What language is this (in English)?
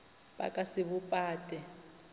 Northern Sotho